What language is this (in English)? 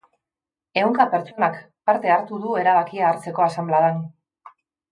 Basque